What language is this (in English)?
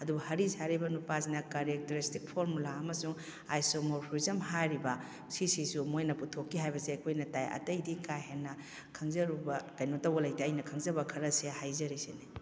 Manipuri